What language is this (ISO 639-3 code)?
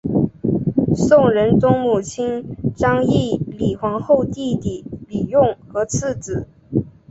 zho